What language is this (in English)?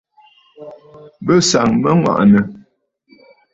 Bafut